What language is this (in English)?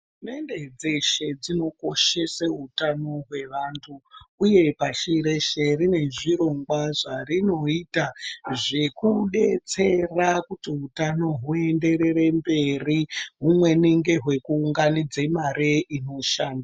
Ndau